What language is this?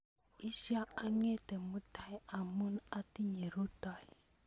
Kalenjin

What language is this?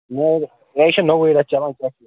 Kashmiri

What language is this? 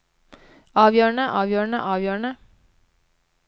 Norwegian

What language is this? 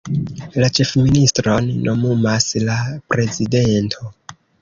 Esperanto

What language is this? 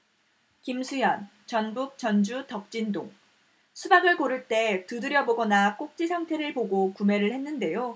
Korean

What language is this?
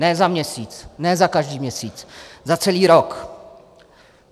Czech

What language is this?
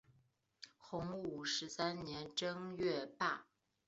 Chinese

